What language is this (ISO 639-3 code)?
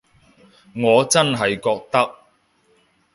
yue